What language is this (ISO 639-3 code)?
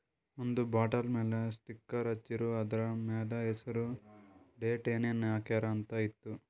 kan